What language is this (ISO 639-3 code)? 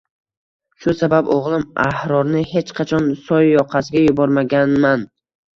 uzb